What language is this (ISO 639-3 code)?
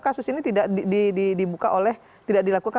ind